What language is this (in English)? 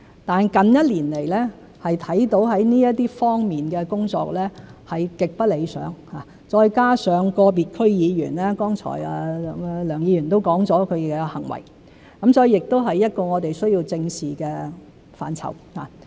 Cantonese